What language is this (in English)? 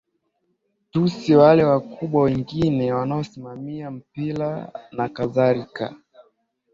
Swahili